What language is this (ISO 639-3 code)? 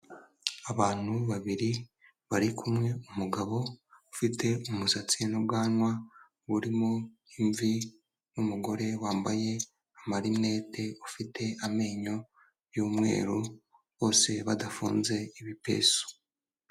kin